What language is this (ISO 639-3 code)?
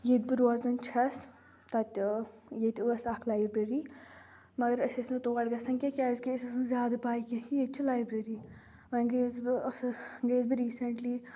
kas